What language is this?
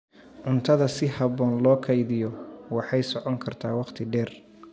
Somali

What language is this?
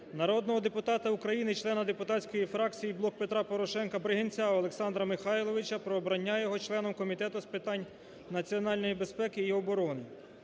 Ukrainian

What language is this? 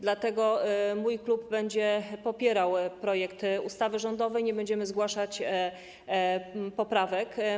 Polish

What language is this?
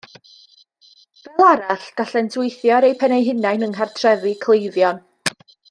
Welsh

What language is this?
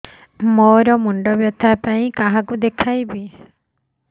Odia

